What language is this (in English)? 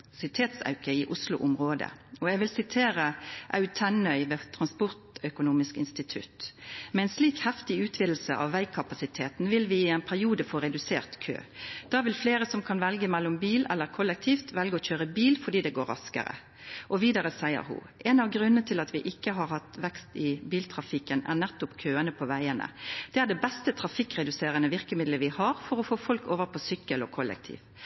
Norwegian Nynorsk